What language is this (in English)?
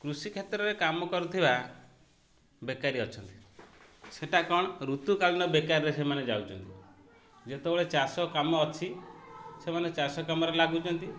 Odia